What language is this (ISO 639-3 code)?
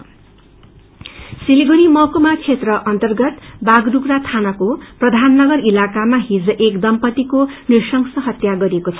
nep